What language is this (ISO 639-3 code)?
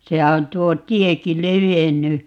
fin